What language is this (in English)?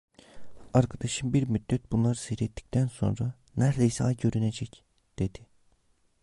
Turkish